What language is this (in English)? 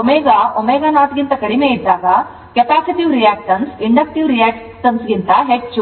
Kannada